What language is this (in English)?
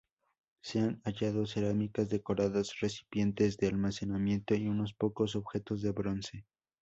Spanish